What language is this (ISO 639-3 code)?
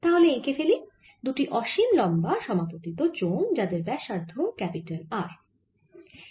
ben